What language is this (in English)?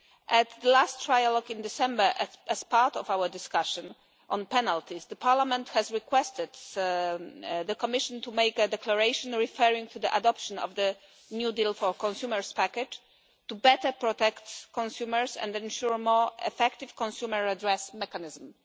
English